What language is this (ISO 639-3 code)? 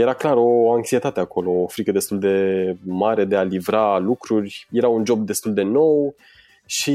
ron